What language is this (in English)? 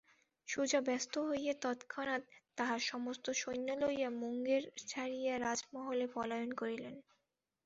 Bangla